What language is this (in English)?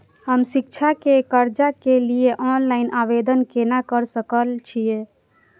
Maithili